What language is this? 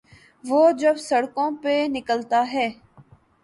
Urdu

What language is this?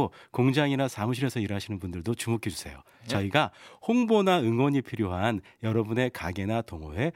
Korean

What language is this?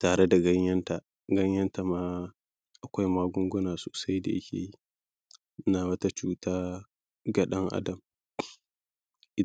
Hausa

